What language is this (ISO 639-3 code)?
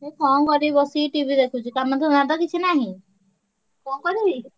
ori